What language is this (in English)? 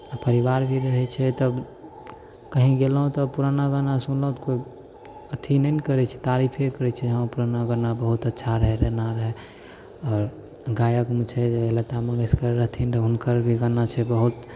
Maithili